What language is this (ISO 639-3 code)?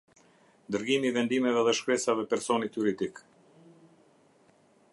sqi